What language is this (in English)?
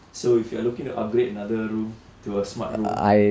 English